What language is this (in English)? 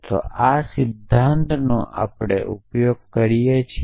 Gujarati